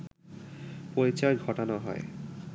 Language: Bangla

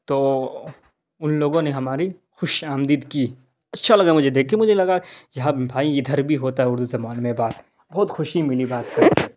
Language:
Urdu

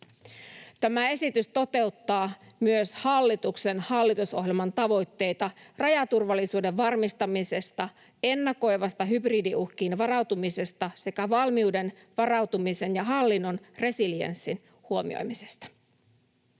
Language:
Finnish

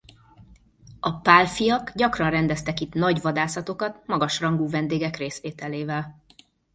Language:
Hungarian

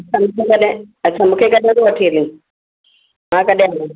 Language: Sindhi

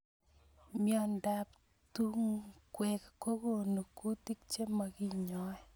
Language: Kalenjin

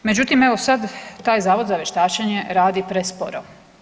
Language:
Croatian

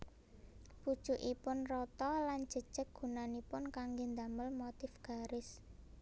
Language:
Javanese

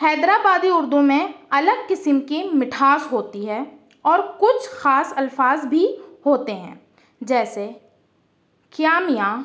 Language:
Urdu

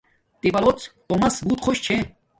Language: Domaaki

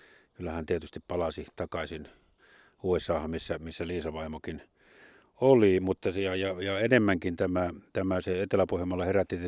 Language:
Finnish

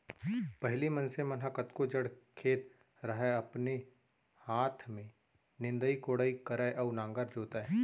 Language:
Chhattisgarhi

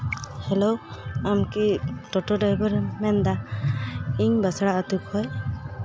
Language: Santali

